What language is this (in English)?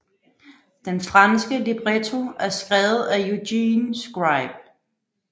Danish